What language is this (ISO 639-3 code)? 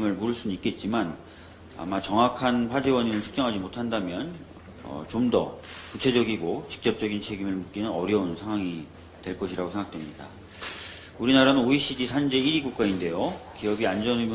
kor